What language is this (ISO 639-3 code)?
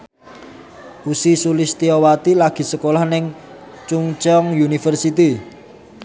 jav